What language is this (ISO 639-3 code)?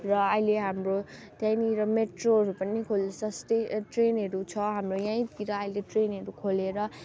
nep